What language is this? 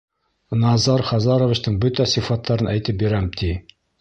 Bashkir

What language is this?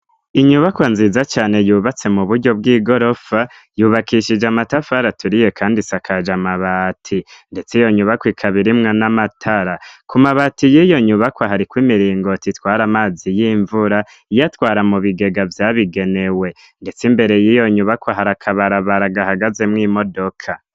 Rundi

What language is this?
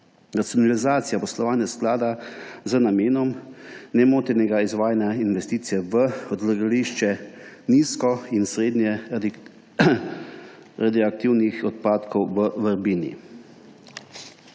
Slovenian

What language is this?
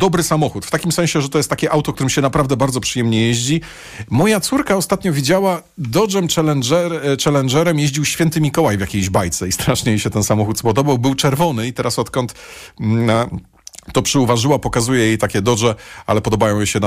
Polish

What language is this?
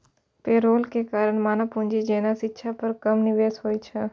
Maithili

